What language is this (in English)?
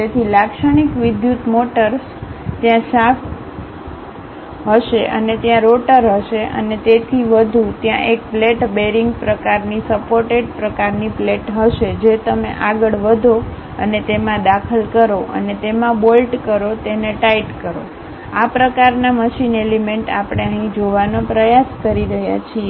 Gujarati